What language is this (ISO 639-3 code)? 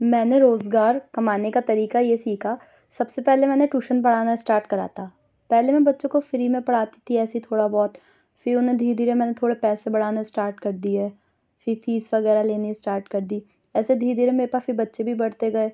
urd